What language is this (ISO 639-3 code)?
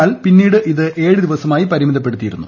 mal